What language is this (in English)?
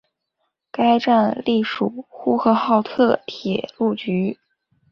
Chinese